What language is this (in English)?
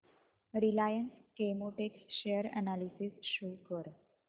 Marathi